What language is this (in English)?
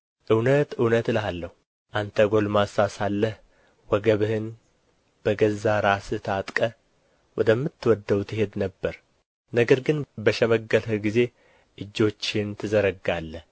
Amharic